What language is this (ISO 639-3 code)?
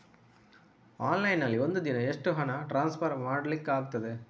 kan